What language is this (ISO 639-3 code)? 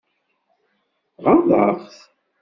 kab